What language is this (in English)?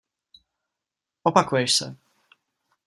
Czech